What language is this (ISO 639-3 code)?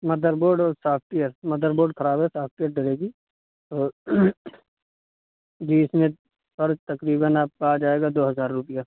urd